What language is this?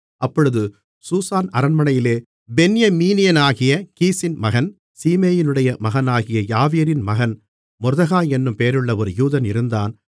Tamil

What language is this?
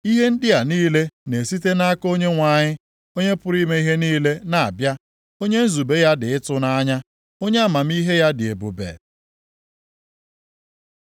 Igbo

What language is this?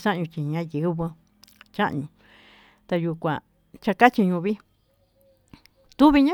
Tututepec Mixtec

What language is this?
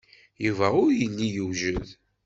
Kabyle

